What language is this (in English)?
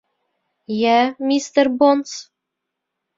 Bashkir